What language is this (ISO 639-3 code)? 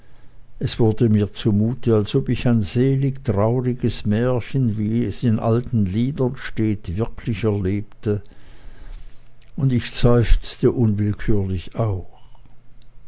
deu